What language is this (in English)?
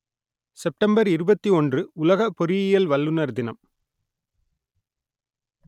Tamil